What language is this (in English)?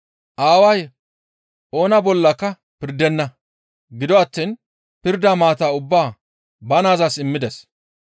Gamo